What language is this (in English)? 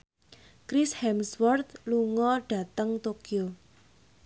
Javanese